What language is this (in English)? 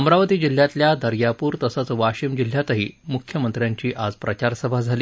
Marathi